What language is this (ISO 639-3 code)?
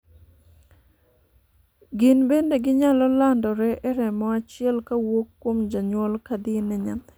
luo